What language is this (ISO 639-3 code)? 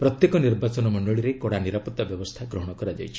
ori